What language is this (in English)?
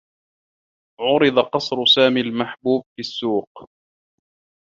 Arabic